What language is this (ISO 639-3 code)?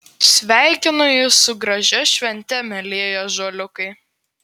lit